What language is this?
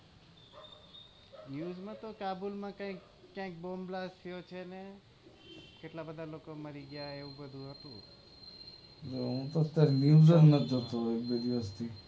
Gujarati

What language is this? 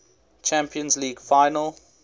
English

